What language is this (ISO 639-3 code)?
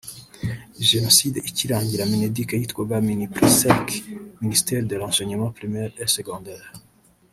kin